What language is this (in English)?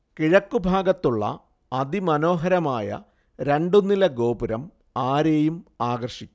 Malayalam